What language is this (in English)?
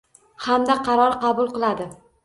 Uzbek